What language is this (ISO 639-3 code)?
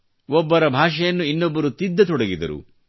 kan